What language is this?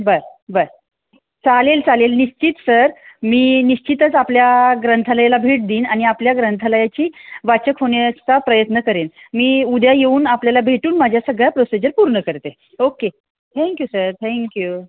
Marathi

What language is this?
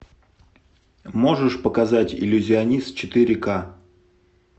Russian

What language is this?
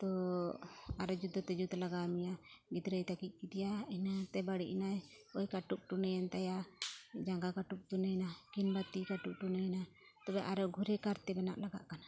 Santali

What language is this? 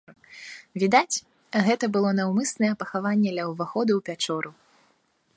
Belarusian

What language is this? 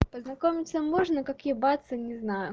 Russian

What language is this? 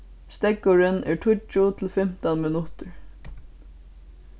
Faroese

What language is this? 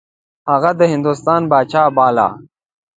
Pashto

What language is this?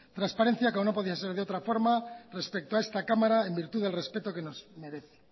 Spanish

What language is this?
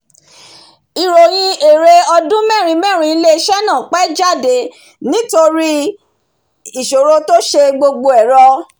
Yoruba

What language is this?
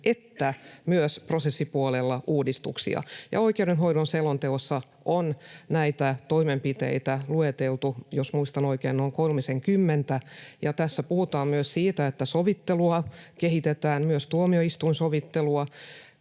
Finnish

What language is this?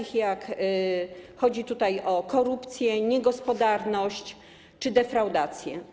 Polish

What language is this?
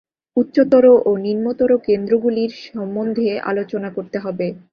Bangla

